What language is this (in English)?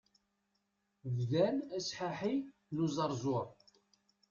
Kabyle